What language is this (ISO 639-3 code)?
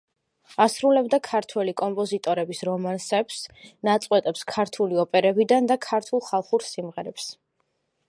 kat